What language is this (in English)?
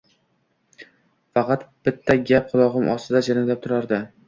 Uzbek